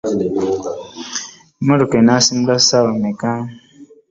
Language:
Ganda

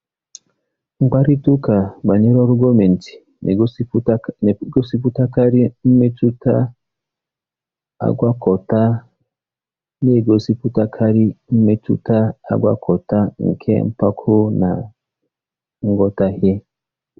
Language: Igbo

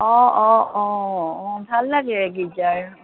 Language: Assamese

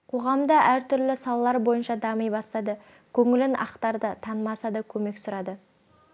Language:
Kazakh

